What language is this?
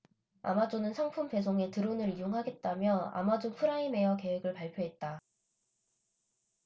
Korean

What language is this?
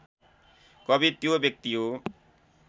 Nepali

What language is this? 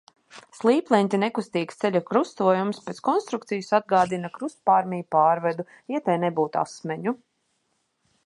Latvian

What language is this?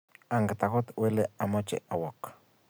Kalenjin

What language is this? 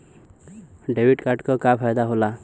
Bhojpuri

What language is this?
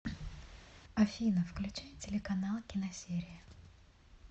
Russian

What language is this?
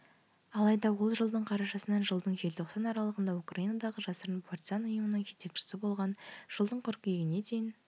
Kazakh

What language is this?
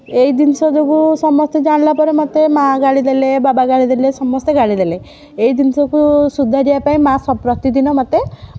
Odia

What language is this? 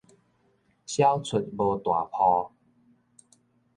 Min Nan Chinese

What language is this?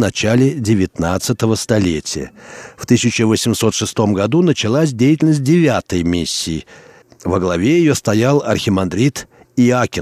Russian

